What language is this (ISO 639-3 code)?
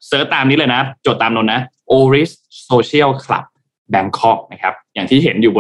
tha